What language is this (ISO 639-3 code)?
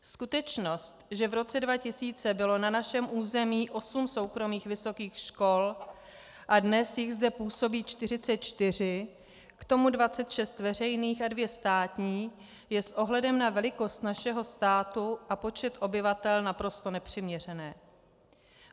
ces